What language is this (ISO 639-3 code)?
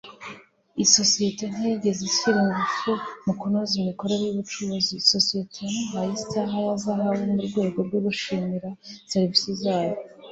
kin